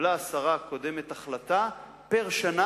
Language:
Hebrew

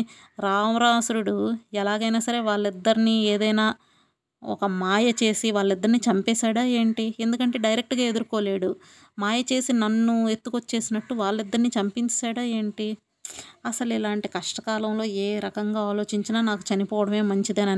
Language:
Telugu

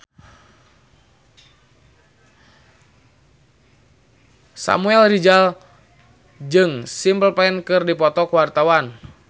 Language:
Sundanese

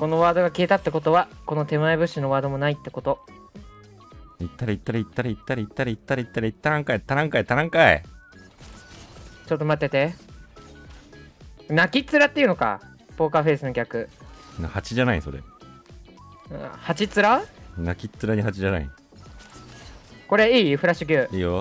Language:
Japanese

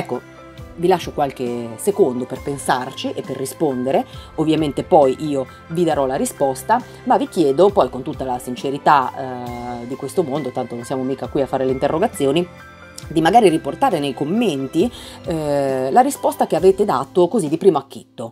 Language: Italian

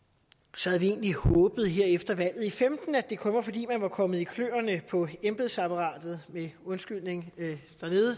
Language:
Danish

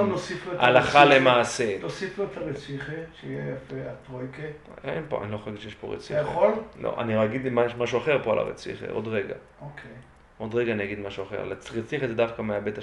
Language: Hebrew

